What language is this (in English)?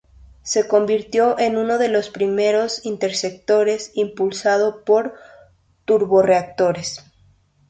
Spanish